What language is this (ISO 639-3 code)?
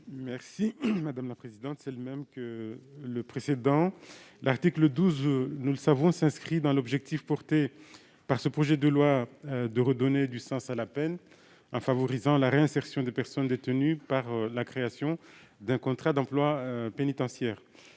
fra